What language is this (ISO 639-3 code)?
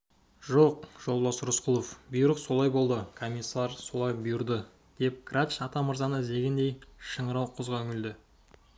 kaz